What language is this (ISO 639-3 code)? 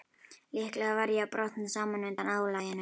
isl